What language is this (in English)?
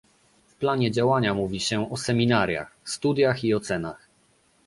Polish